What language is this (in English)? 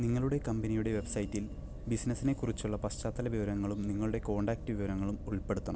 Malayalam